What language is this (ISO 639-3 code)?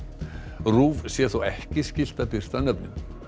isl